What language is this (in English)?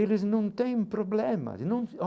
Portuguese